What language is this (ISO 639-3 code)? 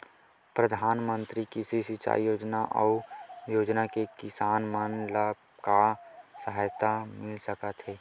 hne